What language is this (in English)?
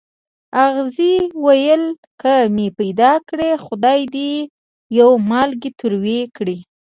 Pashto